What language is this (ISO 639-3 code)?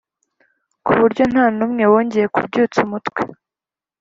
kin